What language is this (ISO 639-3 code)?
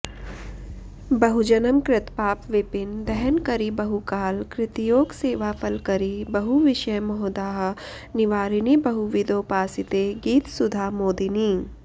san